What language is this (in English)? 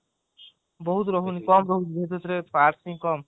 Odia